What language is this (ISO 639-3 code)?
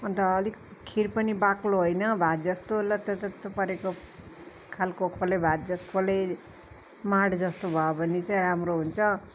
nep